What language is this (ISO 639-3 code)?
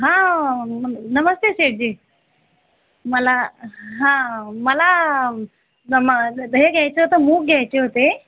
mar